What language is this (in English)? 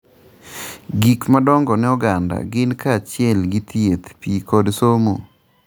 Luo (Kenya and Tanzania)